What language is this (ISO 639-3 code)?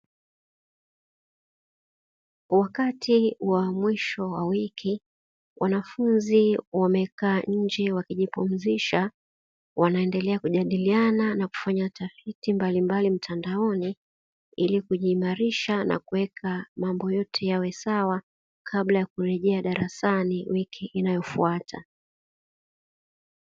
swa